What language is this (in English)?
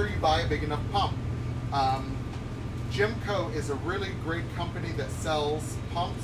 English